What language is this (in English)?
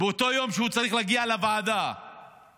Hebrew